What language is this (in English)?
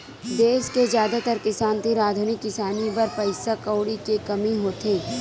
Chhattisgarhi